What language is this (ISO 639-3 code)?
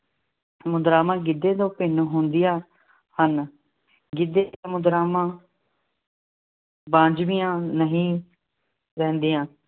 pan